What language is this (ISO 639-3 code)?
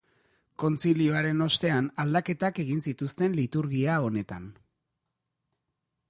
eus